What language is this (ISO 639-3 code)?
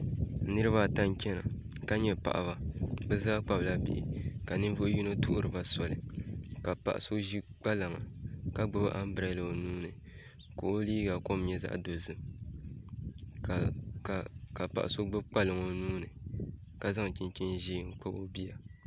dag